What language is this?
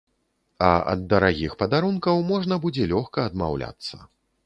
Belarusian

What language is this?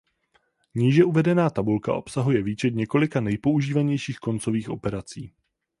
Czech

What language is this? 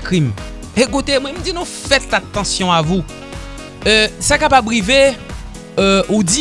French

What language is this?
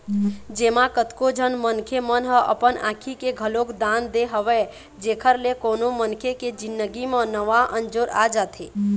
Chhattisgarhi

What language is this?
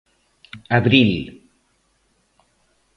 Galician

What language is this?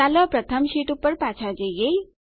Gujarati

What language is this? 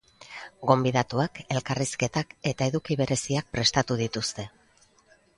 Basque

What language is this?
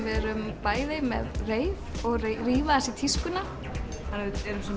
Icelandic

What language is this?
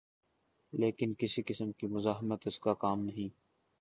Urdu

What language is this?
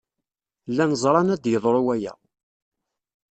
Kabyle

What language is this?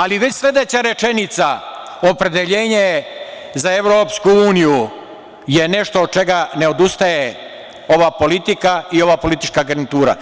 Serbian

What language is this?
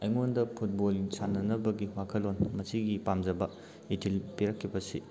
Manipuri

